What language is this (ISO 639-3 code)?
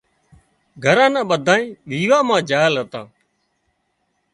kxp